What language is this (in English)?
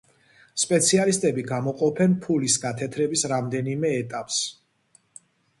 Georgian